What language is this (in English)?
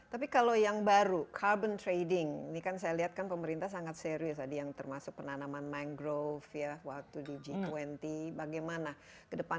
Indonesian